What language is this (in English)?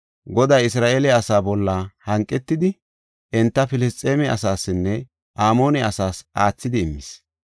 Gofa